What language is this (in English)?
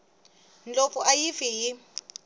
Tsonga